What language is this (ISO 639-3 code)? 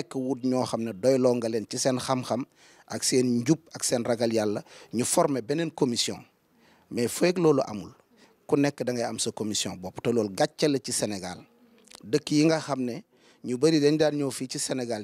fra